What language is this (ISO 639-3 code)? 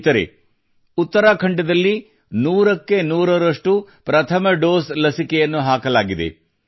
kan